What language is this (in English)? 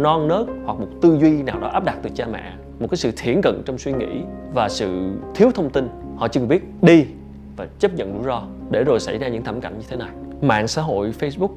Vietnamese